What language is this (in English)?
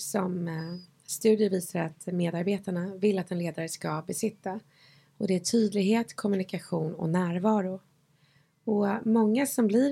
Swedish